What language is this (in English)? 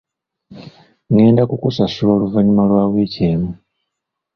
Ganda